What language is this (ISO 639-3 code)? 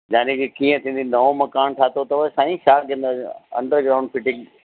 snd